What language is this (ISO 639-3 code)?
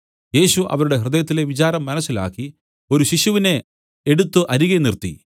mal